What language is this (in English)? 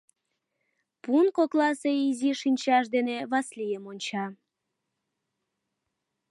Mari